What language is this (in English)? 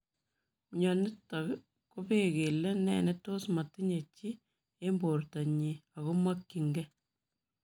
Kalenjin